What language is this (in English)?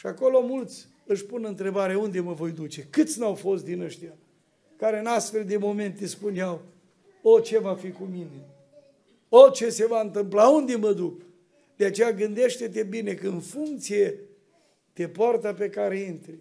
Romanian